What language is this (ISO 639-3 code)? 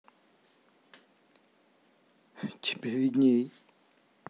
rus